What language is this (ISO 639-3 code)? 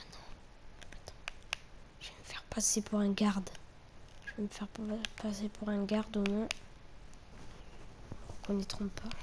fra